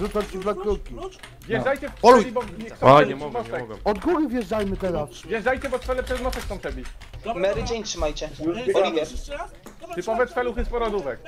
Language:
Polish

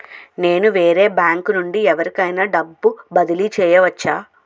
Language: Telugu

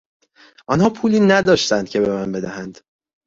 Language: Persian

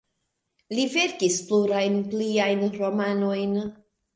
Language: Esperanto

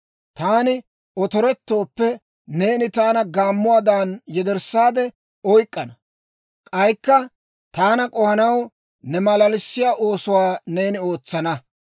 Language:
Dawro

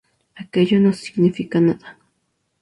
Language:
Spanish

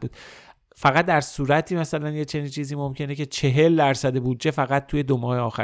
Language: Persian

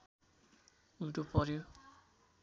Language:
Nepali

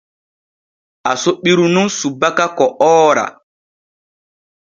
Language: Borgu Fulfulde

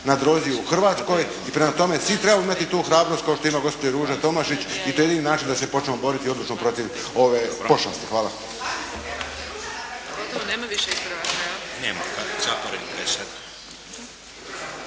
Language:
Croatian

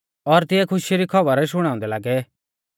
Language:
Mahasu Pahari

